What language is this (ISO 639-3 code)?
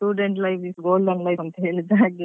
kan